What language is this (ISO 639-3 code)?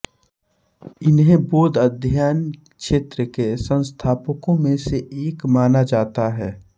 hin